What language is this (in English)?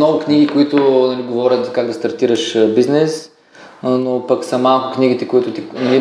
Bulgarian